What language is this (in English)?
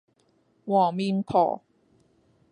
Cantonese